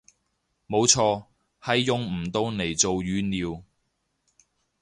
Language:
Cantonese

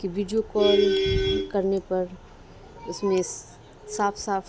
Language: Urdu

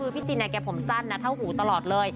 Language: Thai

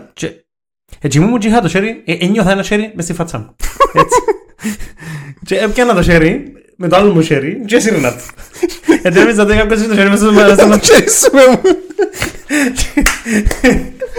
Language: Greek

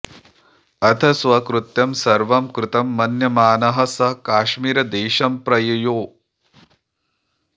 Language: Sanskrit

